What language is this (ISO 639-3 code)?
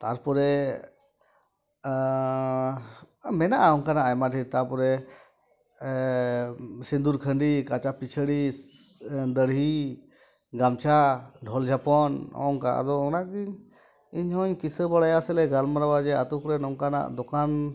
sat